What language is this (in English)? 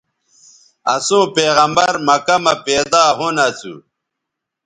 Bateri